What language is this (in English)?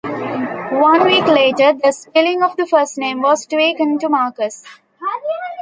English